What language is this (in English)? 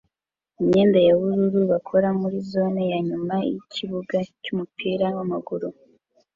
Kinyarwanda